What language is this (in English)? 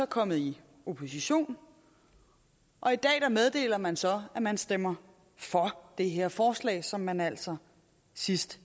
Danish